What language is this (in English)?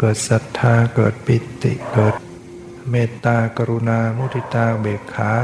Thai